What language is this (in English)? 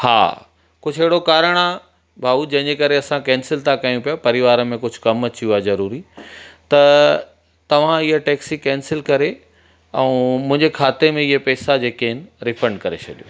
Sindhi